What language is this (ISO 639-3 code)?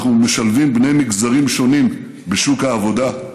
heb